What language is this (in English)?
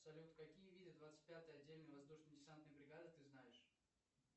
Russian